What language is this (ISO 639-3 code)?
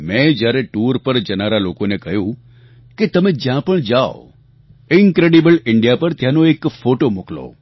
guj